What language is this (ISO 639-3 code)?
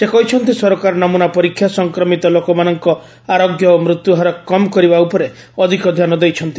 ori